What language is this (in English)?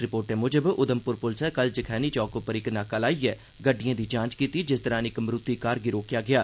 Dogri